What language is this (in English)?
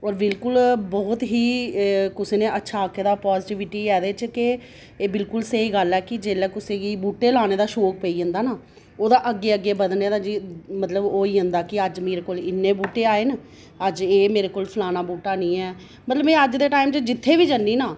Dogri